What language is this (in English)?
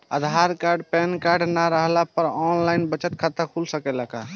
Bhojpuri